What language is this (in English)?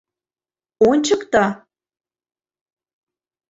Mari